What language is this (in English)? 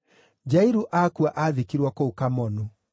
Kikuyu